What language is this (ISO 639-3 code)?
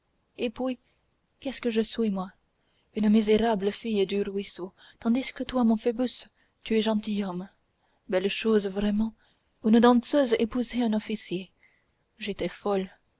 fra